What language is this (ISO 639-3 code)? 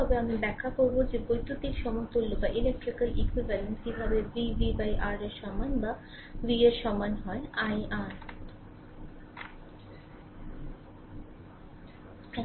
ben